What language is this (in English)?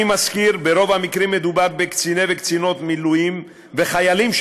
Hebrew